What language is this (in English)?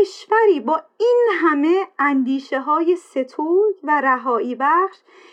Persian